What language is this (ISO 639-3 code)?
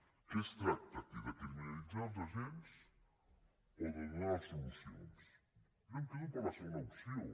cat